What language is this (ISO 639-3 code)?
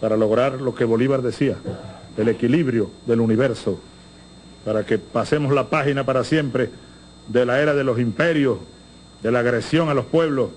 spa